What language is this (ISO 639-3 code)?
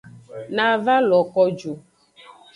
ajg